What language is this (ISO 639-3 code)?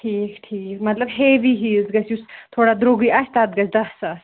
kas